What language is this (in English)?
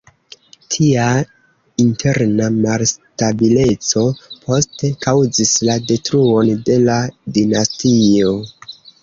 Esperanto